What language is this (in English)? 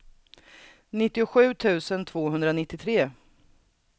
Swedish